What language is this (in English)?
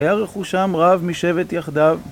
Hebrew